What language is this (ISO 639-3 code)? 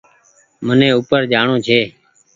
gig